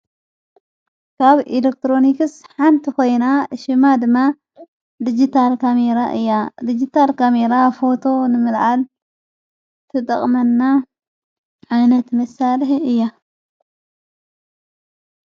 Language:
Tigrinya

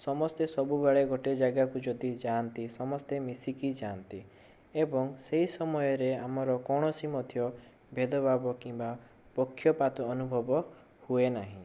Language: Odia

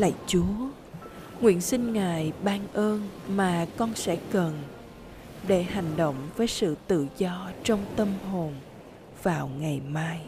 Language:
Vietnamese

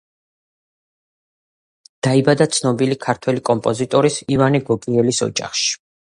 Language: Georgian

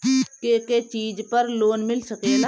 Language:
Bhojpuri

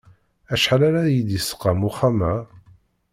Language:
Kabyle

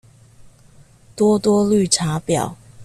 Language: Chinese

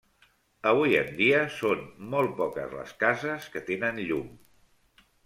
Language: Catalan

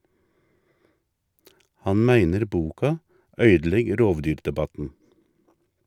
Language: Norwegian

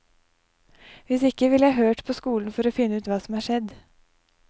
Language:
Norwegian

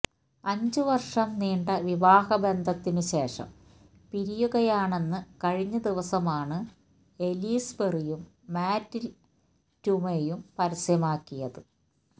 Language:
Malayalam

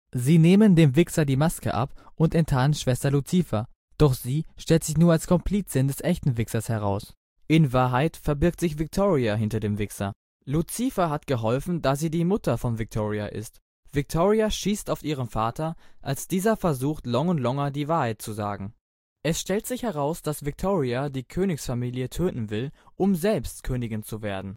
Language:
German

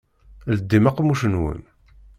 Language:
Kabyle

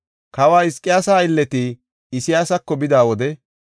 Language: Gofa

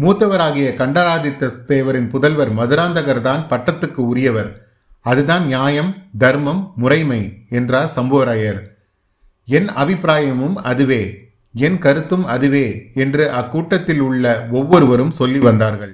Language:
Tamil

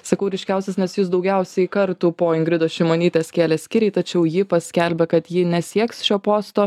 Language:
Lithuanian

